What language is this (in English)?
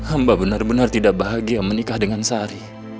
Indonesian